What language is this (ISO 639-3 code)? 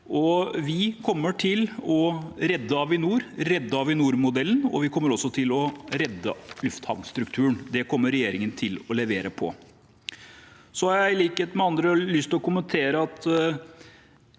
nor